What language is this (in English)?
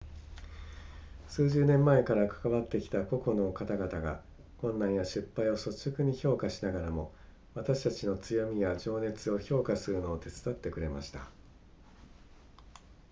Japanese